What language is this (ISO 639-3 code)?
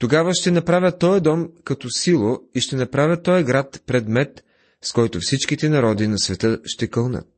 bul